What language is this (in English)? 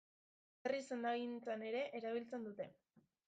Basque